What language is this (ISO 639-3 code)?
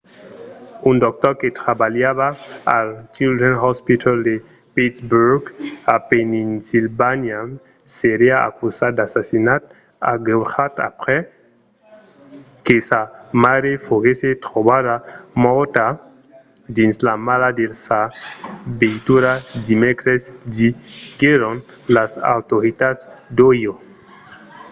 oci